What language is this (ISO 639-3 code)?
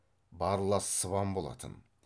kaz